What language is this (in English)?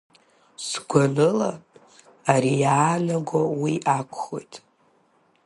Abkhazian